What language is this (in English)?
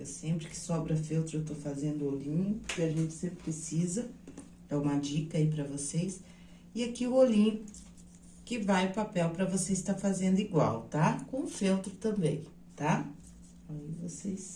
Portuguese